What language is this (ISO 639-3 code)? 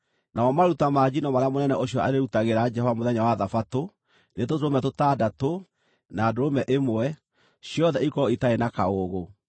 kik